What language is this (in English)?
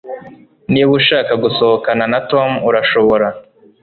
Kinyarwanda